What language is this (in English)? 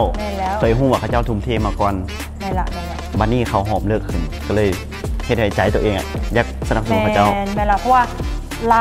Thai